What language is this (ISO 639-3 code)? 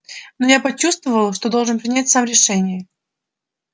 rus